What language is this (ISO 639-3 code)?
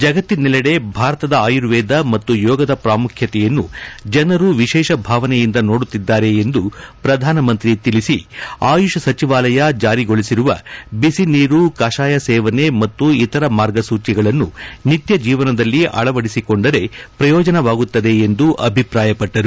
kan